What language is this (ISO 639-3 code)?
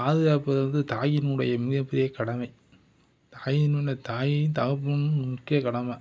tam